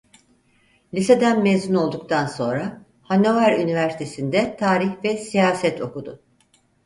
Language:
Turkish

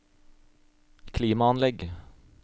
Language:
Norwegian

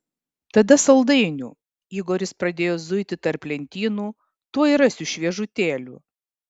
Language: Lithuanian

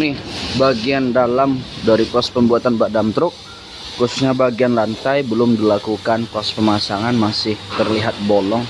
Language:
Indonesian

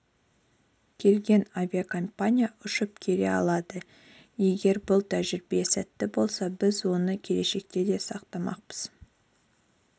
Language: Kazakh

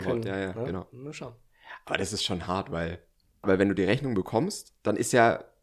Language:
German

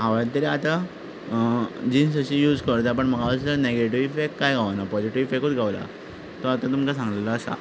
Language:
Konkani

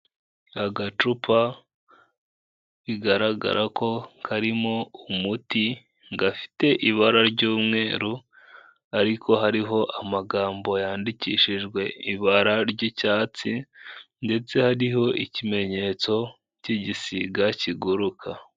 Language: Kinyarwanda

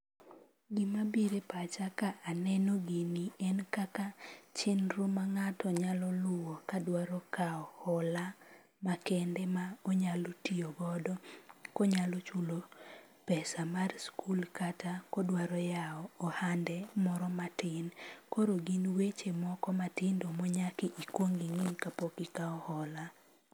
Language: Luo (Kenya and Tanzania)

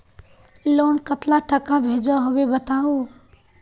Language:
Magahi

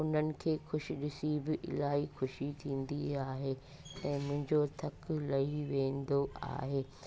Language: Sindhi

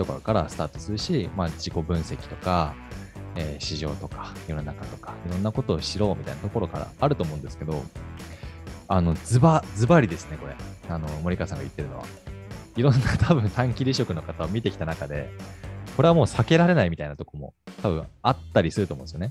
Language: Japanese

